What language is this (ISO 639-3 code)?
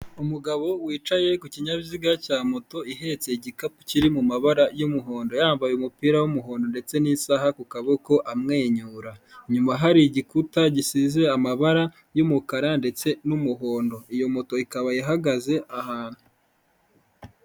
kin